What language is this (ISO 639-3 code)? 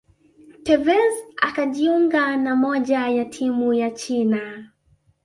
swa